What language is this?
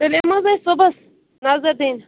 Kashmiri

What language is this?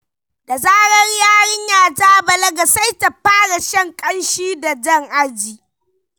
Hausa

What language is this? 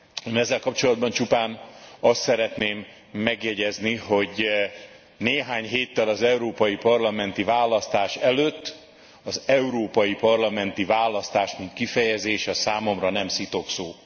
Hungarian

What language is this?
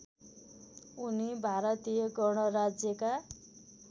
Nepali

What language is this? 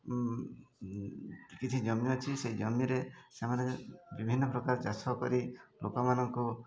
Odia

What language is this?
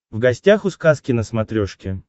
Russian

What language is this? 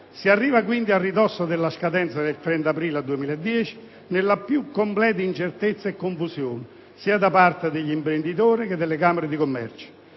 Italian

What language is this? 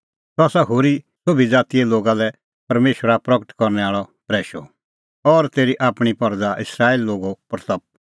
Kullu Pahari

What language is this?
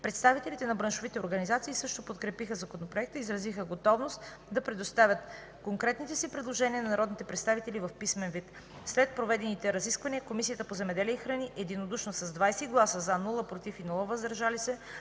Bulgarian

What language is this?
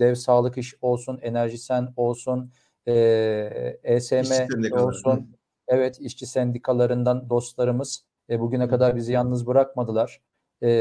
Turkish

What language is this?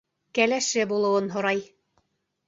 Bashkir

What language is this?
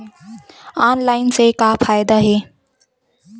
Chhattisgarhi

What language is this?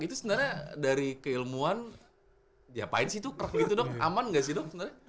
Indonesian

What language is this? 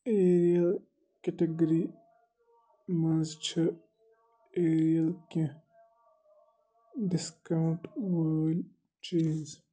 Kashmiri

